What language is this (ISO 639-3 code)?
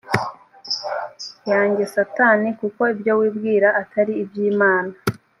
kin